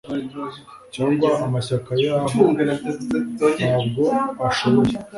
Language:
Kinyarwanda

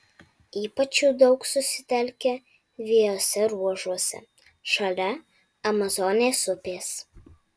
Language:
Lithuanian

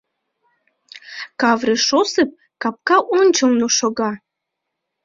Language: Mari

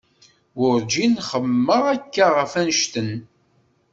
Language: Kabyle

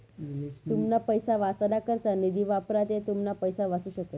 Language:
Marathi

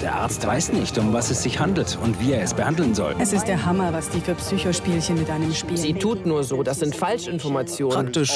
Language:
German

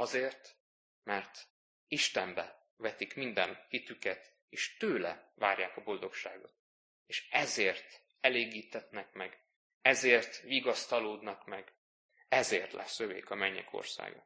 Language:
Hungarian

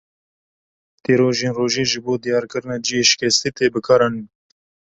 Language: Kurdish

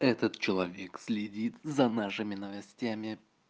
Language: Russian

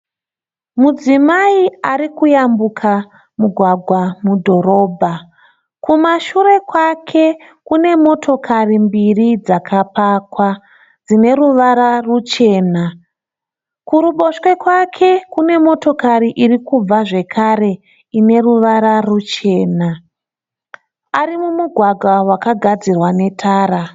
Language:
Shona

